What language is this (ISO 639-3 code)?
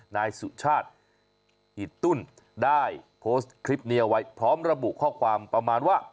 tha